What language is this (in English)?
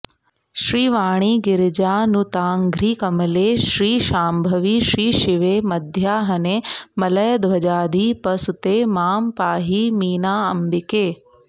Sanskrit